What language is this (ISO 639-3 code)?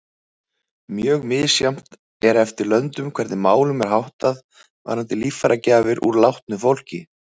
isl